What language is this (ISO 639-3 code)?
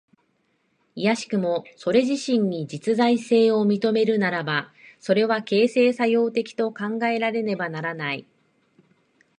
jpn